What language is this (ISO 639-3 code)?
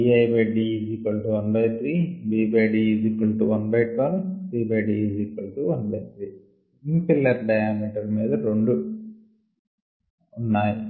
tel